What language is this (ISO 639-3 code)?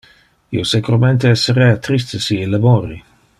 ina